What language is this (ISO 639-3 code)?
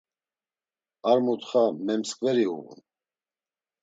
lzz